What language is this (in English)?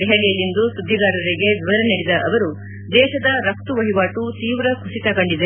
Kannada